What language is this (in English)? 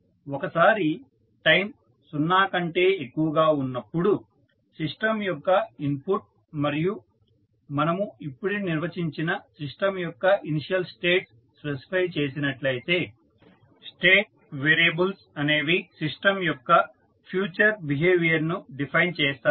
Telugu